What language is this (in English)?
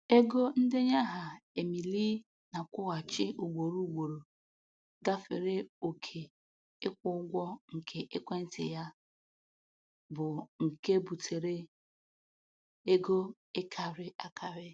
Igbo